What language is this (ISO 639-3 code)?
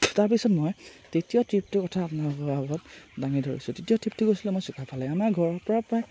asm